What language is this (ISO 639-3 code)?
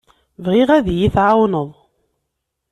kab